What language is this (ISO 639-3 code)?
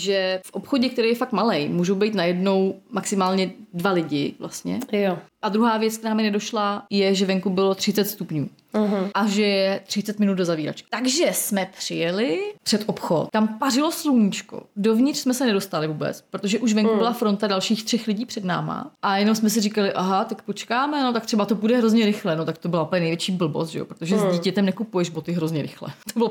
ces